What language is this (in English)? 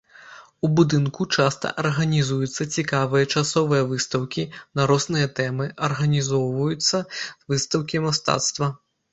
Belarusian